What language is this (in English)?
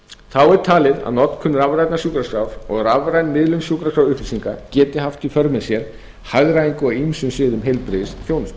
Icelandic